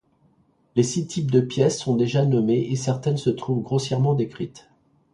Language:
French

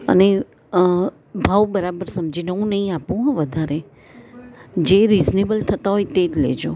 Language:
Gujarati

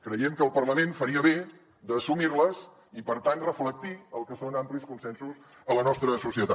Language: Catalan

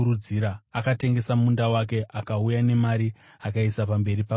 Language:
Shona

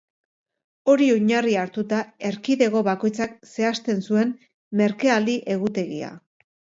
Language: Basque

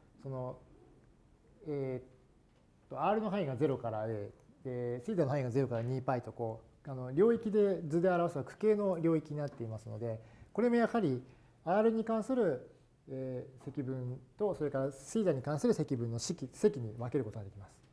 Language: Japanese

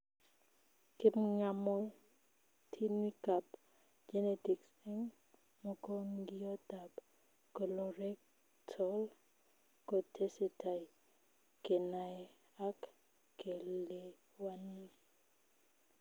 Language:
Kalenjin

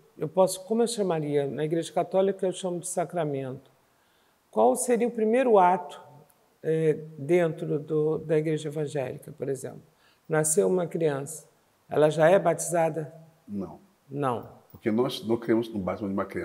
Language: Portuguese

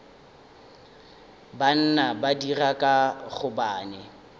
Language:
Northern Sotho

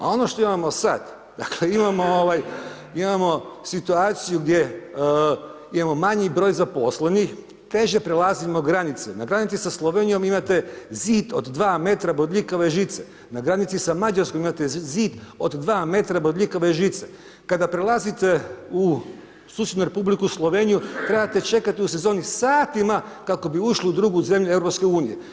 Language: Croatian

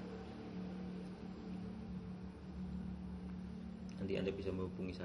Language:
Indonesian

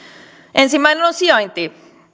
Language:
Finnish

